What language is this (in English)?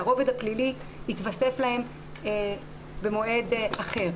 Hebrew